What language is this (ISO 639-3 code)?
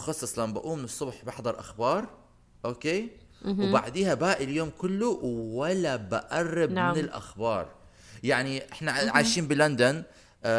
ara